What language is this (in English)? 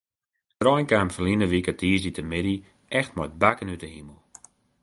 Western Frisian